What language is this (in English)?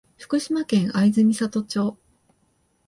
Japanese